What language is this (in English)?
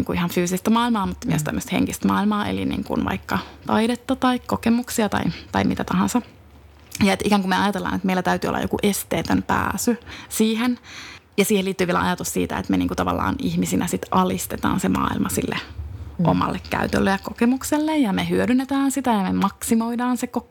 Finnish